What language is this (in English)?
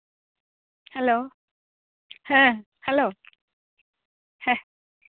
Santali